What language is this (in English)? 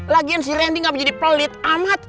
Indonesian